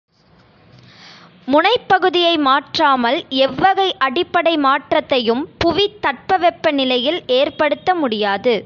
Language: Tamil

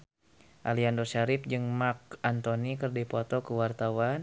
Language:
Sundanese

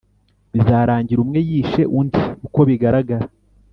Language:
Kinyarwanda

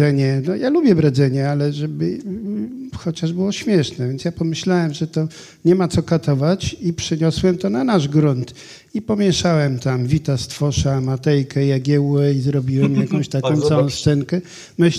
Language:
Polish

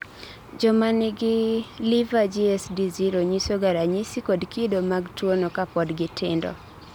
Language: Luo (Kenya and Tanzania)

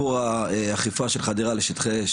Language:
Hebrew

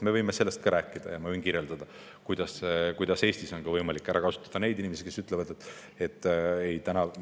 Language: Estonian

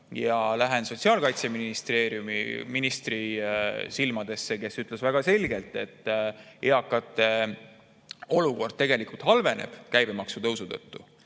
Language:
Estonian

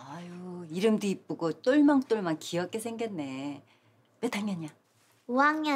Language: Korean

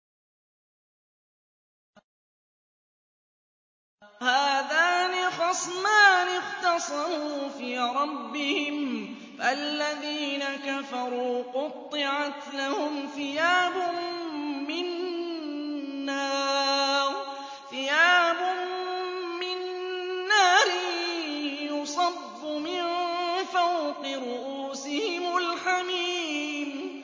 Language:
Arabic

